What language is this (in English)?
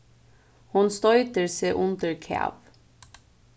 Faroese